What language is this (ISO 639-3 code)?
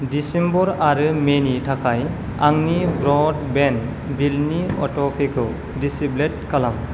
brx